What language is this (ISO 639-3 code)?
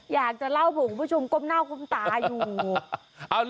tha